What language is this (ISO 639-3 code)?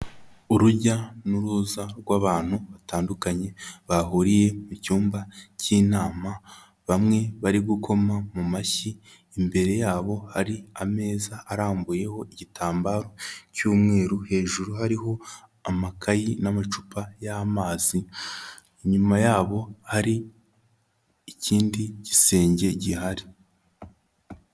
kin